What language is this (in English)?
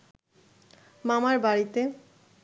Bangla